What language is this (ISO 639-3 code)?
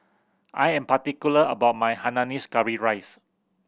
eng